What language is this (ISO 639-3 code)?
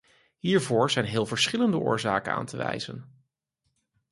nld